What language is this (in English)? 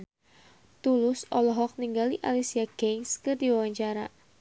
Sundanese